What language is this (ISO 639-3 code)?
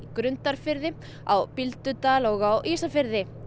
isl